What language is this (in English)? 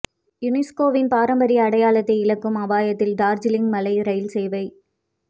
Tamil